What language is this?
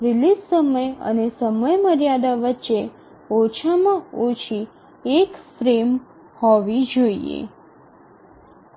Gujarati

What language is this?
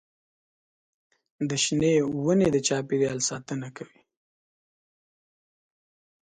Pashto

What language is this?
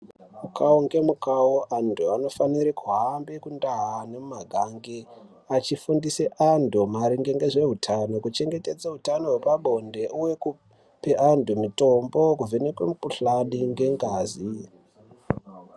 Ndau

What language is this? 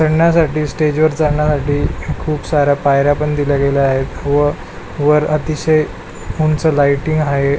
Marathi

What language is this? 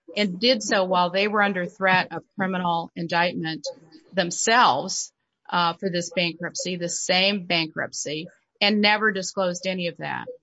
English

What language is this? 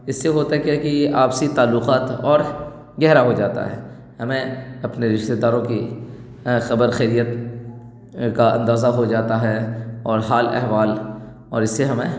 Urdu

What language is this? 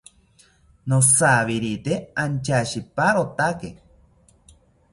South Ucayali Ashéninka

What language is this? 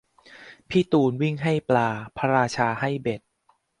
Thai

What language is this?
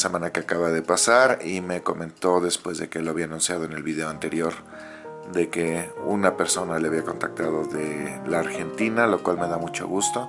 Spanish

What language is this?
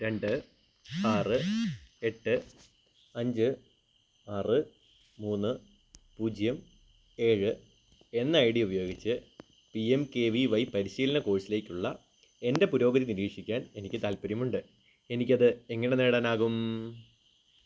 Malayalam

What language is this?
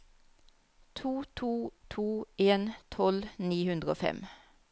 Norwegian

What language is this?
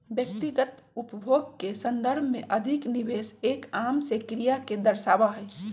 Magahi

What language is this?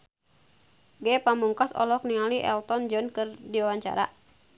Sundanese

